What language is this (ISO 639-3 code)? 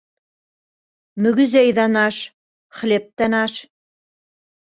bak